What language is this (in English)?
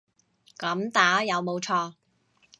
Cantonese